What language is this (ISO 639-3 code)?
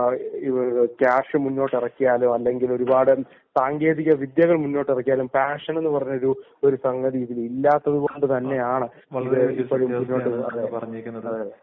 mal